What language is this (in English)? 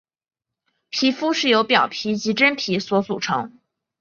Chinese